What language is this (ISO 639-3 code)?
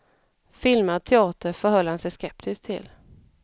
swe